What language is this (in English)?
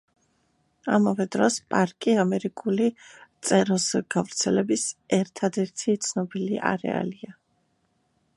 Georgian